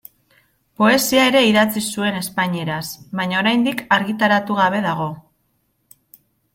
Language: Basque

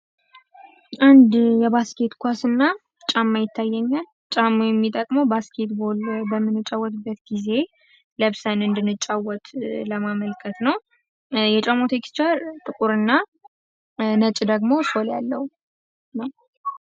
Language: Amharic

